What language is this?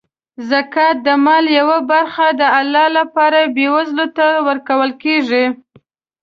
Pashto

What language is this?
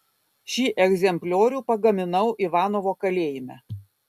Lithuanian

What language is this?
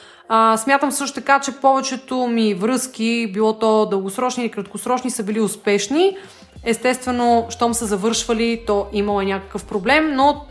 Bulgarian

